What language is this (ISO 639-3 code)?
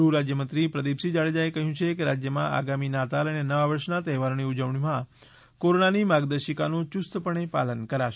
guj